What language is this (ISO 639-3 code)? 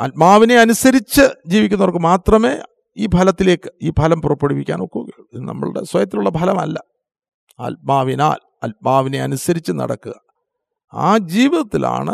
mal